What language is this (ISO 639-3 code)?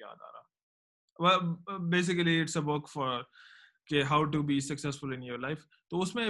urd